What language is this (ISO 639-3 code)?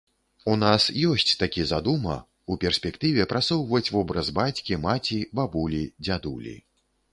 bel